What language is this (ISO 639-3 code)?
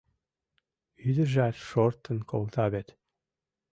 chm